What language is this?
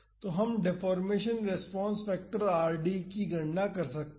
Hindi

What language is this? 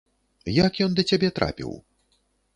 Belarusian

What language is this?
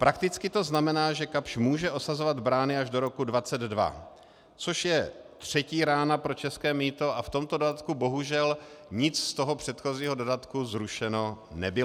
Czech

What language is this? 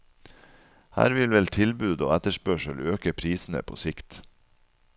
Norwegian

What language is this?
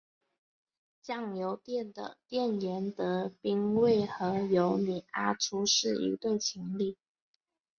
Chinese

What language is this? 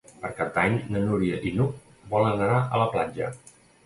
Catalan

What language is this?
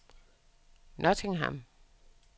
Danish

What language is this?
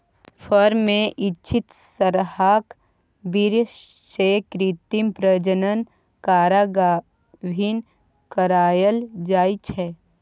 Maithili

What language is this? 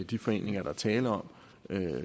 Danish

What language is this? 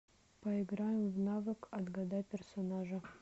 Russian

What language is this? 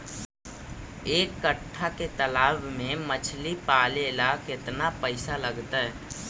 Magahi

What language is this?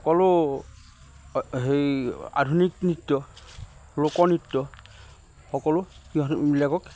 Assamese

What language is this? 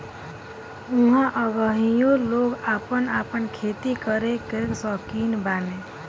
Bhojpuri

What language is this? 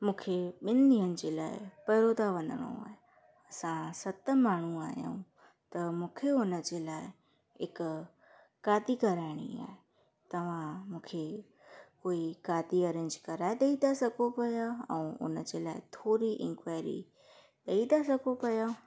Sindhi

